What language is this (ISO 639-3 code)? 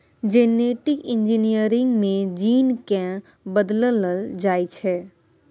mai